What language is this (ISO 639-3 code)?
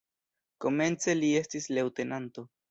epo